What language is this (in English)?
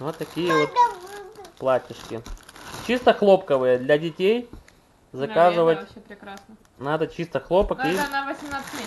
Russian